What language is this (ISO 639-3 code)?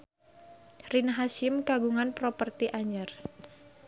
sun